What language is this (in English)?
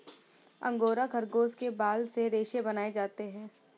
Hindi